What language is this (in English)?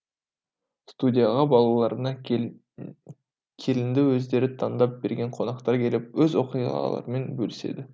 Kazakh